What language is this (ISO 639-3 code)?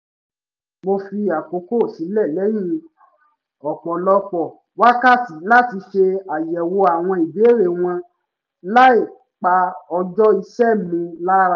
yor